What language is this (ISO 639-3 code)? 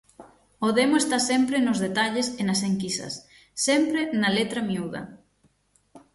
glg